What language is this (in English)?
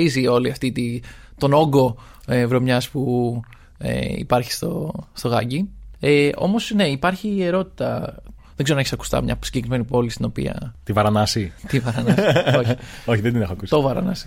Greek